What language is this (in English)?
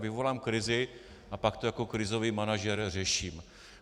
Czech